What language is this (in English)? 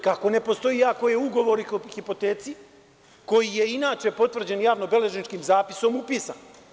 Serbian